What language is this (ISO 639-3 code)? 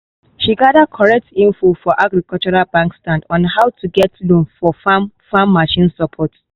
pcm